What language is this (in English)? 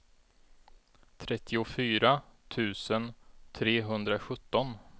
Swedish